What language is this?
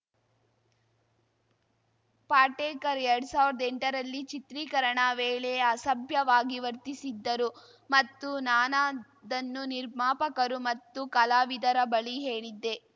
Kannada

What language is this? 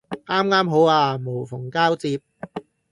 Cantonese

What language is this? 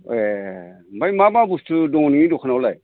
Bodo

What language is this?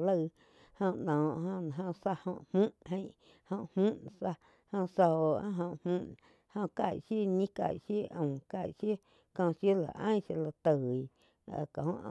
Quiotepec Chinantec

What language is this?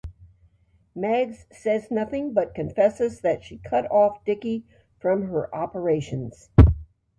English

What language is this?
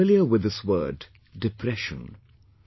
English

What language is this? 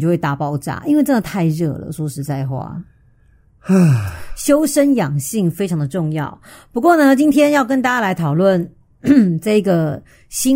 Chinese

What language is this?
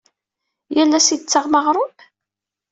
Kabyle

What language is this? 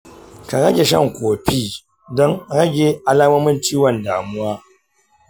Hausa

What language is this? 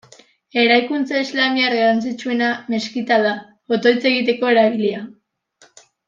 Basque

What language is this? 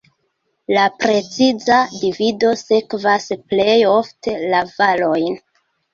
Esperanto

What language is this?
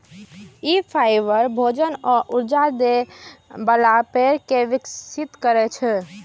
Maithili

